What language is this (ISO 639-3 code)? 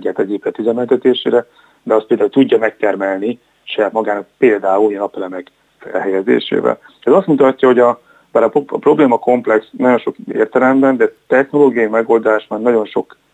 hun